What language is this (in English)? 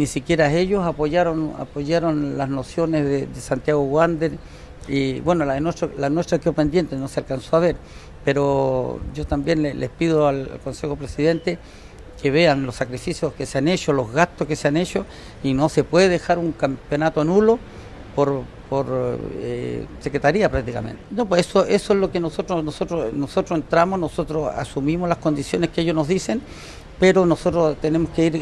Spanish